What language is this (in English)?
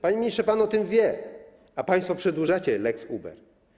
Polish